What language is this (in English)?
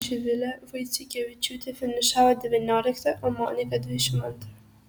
Lithuanian